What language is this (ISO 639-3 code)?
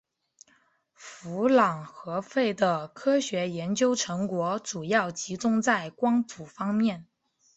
zho